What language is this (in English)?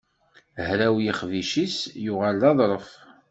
Kabyle